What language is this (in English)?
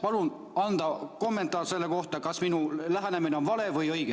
Estonian